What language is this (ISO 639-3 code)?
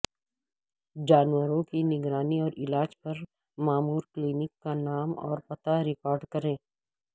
urd